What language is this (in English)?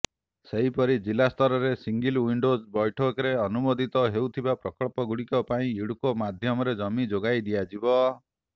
Odia